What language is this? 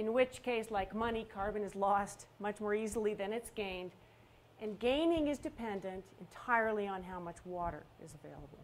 English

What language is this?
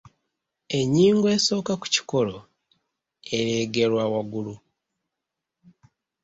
Ganda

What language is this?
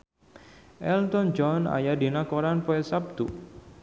Sundanese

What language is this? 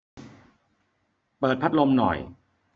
Thai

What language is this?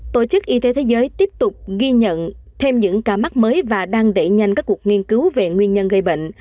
Vietnamese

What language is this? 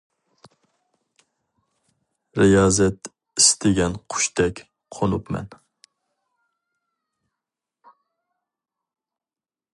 Uyghur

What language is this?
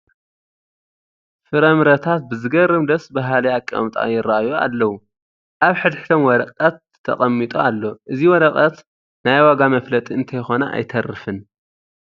Tigrinya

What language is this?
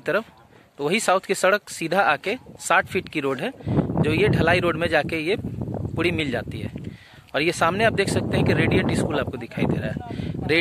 Hindi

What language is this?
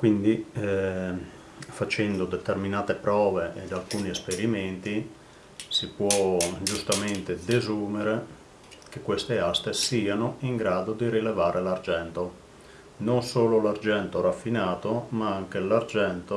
Italian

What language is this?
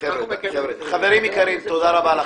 Hebrew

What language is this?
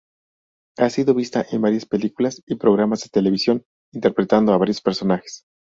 Spanish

